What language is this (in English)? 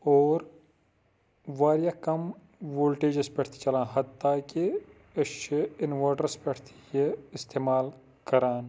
Kashmiri